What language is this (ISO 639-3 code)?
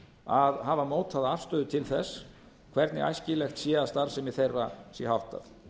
isl